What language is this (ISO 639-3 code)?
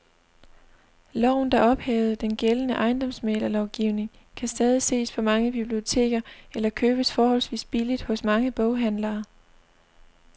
dan